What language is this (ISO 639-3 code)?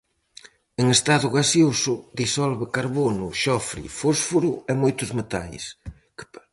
glg